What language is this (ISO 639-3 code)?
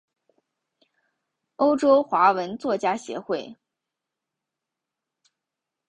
zho